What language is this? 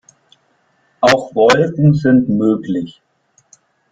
German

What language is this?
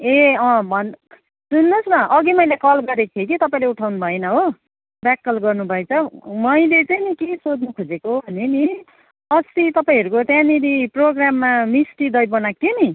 Nepali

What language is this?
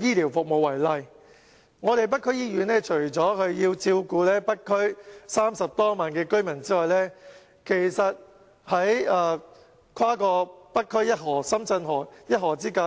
Cantonese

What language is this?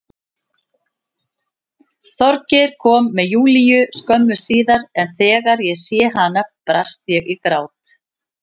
Icelandic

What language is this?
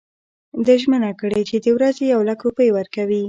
Pashto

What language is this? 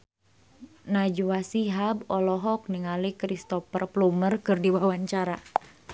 Sundanese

